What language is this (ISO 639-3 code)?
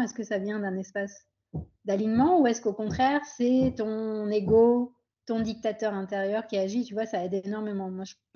fra